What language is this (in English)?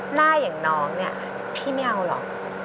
Thai